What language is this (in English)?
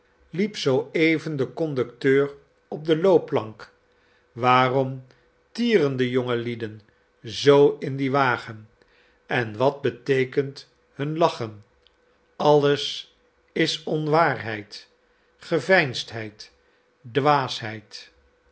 Dutch